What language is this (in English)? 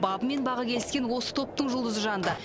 Kazakh